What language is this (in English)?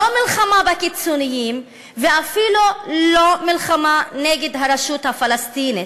Hebrew